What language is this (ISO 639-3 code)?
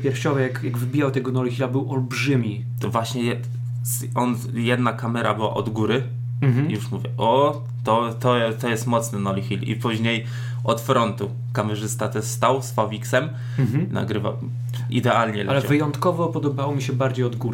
pol